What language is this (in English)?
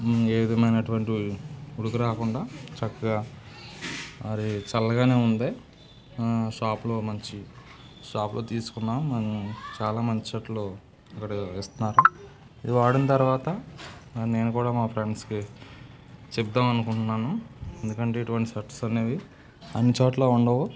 Telugu